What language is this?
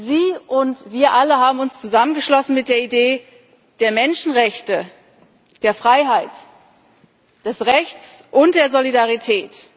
German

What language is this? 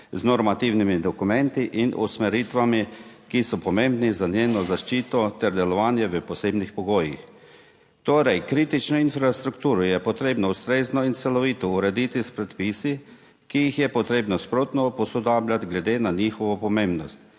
Slovenian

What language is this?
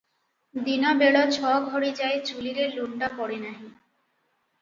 Odia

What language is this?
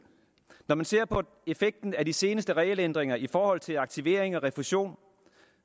Danish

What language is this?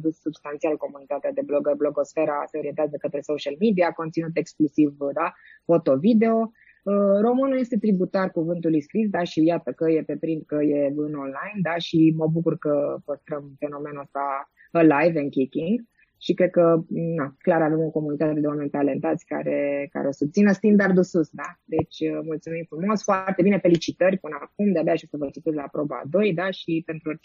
Romanian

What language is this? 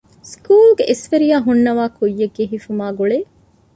Divehi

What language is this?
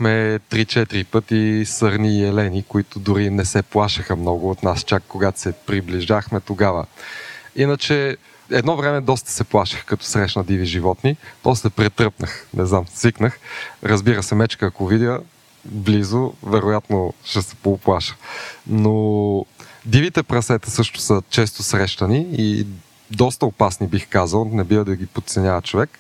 Bulgarian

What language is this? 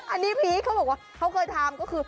Thai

